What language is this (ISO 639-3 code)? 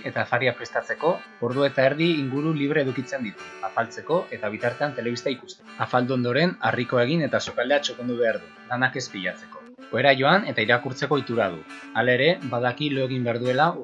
eus